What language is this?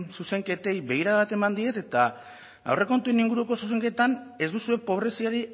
Basque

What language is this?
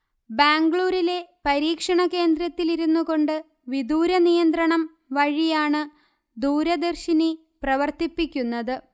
Malayalam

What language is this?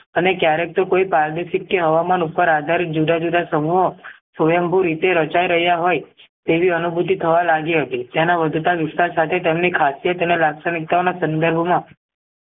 Gujarati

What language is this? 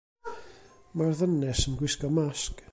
Welsh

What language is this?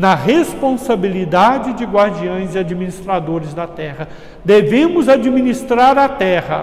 Portuguese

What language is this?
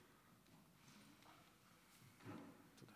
Hebrew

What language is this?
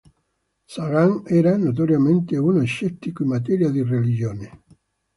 Italian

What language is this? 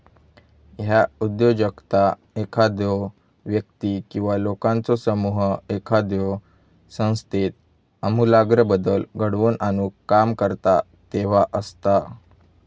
Marathi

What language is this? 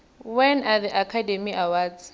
South Ndebele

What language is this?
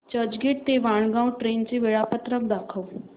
Marathi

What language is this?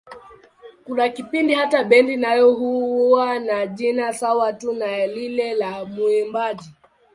Swahili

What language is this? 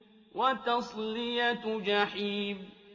Arabic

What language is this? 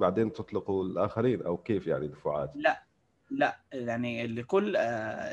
Arabic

